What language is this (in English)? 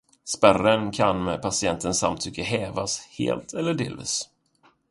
Swedish